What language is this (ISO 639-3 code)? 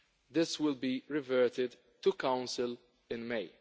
eng